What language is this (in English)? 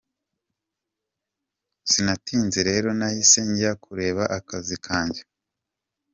Kinyarwanda